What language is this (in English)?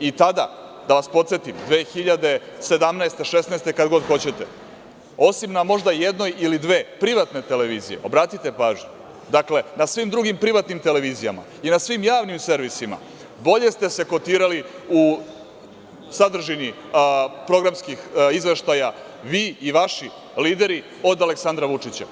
Serbian